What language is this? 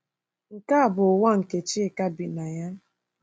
Igbo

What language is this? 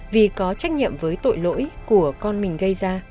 Vietnamese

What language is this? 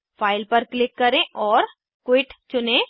Hindi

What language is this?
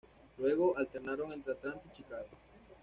Spanish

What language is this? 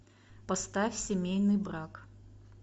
Russian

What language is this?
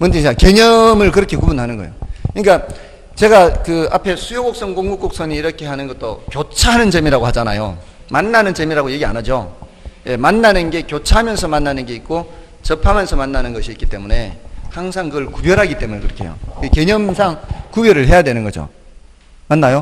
Korean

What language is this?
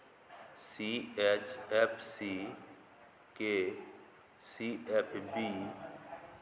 Maithili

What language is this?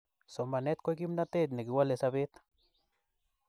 Kalenjin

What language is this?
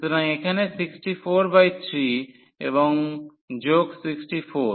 Bangla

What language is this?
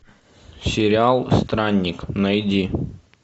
Russian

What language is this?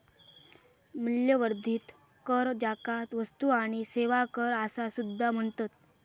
Marathi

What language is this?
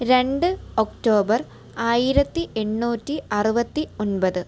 Malayalam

